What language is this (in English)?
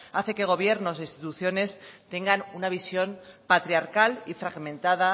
Spanish